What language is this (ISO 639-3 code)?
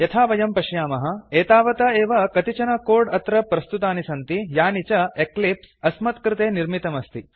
san